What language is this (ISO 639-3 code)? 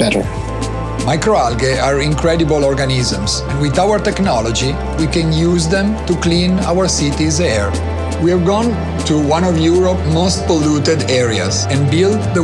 eng